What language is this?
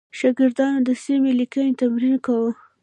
Pashto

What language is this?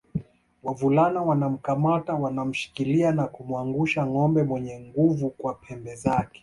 Swahili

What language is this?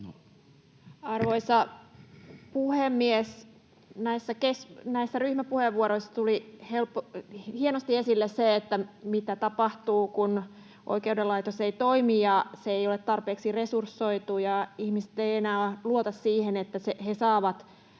Finnish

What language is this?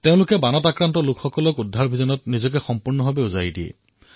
Assamese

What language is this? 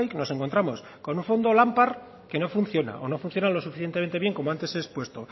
Spanish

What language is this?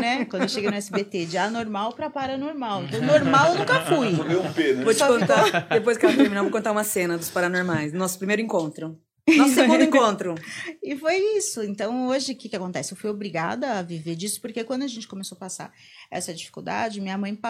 Portuguese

